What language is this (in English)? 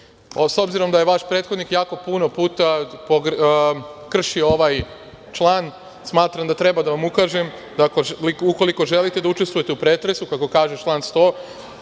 Serbian